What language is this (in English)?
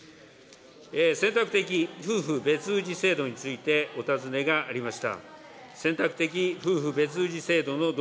Japanese